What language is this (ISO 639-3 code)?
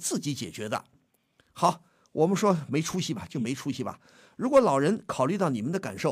zho